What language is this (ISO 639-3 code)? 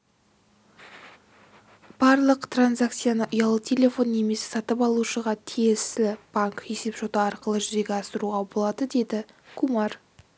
kaz